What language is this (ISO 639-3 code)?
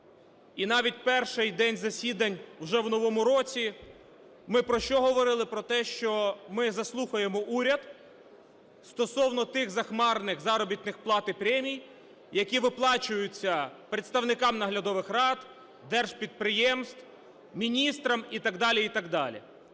ukr